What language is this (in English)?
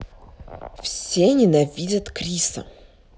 Russian